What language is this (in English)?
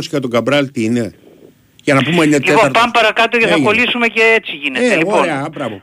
Greek